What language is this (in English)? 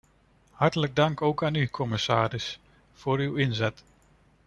Dutch